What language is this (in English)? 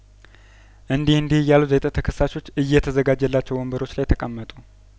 Amharic